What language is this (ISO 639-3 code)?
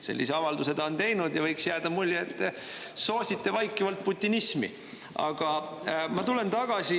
est